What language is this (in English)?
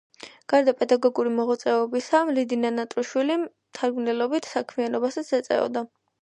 Georgian